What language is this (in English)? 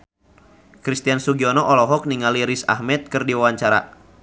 Sundanese